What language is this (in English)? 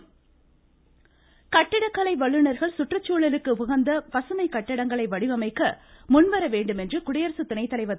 Tamil